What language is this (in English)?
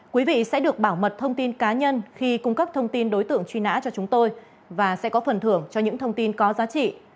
Vietnamese